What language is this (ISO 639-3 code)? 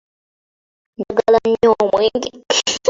lug